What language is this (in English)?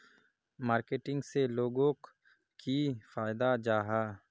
Magahi